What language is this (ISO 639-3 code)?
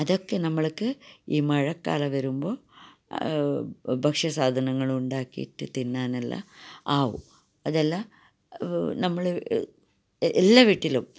mal